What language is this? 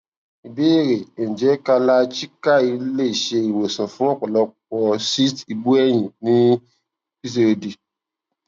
Yoruba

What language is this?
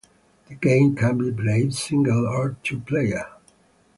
English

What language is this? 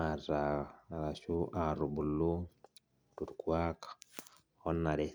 Masai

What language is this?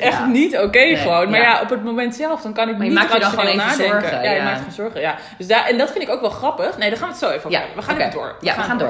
Dutch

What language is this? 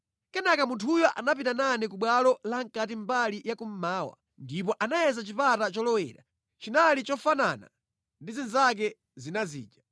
Nyanja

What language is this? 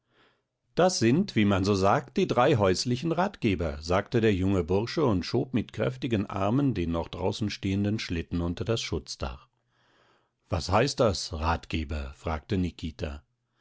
German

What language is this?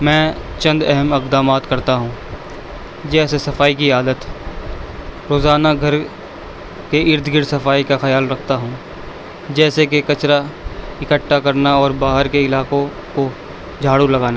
Urdu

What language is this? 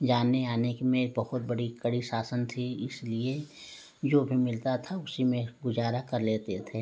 Hindi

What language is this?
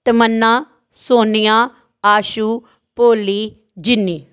Punjabi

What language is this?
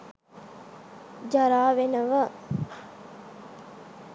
Sinhala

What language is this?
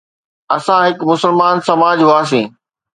Sindhi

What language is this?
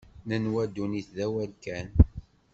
Kabyle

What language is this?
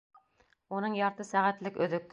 Bashkir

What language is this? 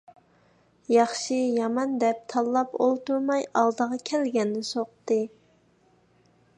Uyghur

